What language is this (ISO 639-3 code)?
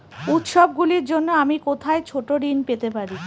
ben